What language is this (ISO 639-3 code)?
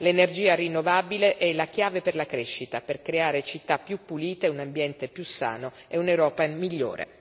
ita